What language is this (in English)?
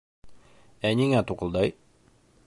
Bashkir